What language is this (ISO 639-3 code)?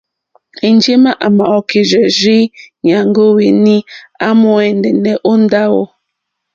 bri